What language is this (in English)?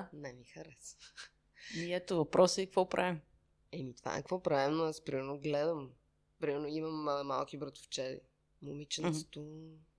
Bulgarian